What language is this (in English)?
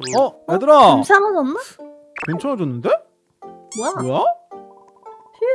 Korean